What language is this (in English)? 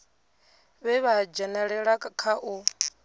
Venda